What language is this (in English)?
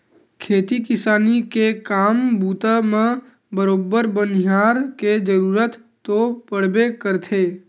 Chhattisgarhi